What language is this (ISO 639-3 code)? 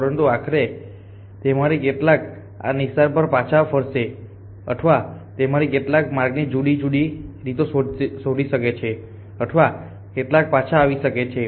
guj